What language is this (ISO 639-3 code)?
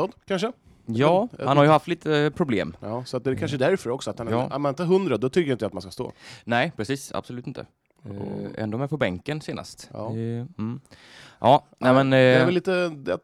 swe